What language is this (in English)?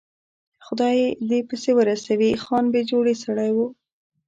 Pashto